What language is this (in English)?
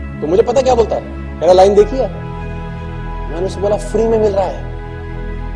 Hindi